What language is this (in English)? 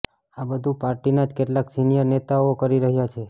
Gujarati